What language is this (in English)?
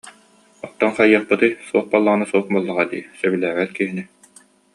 Yakut